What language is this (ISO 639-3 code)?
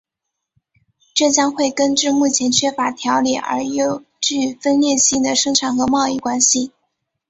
zho